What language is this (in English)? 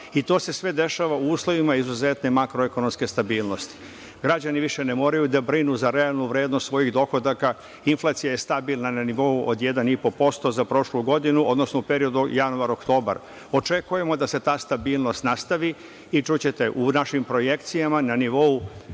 Serbian